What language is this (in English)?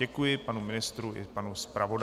Czech